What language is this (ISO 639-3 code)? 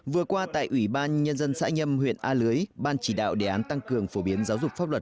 vie